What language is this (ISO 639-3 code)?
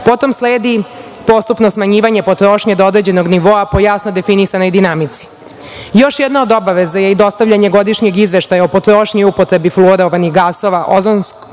srp